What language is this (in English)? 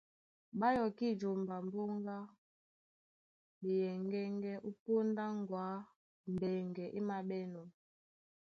Duala